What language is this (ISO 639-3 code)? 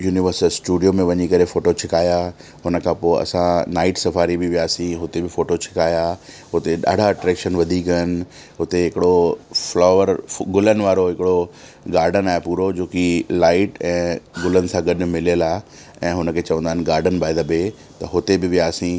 snd